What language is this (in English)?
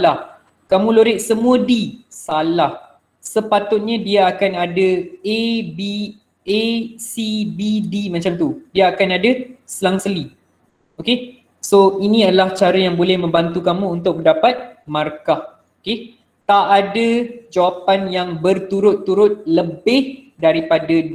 Malay